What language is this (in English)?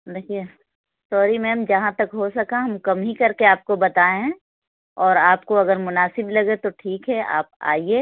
Urdu